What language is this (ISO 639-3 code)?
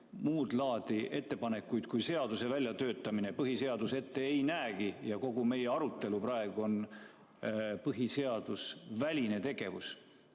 est